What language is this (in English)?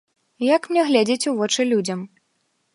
Belarusian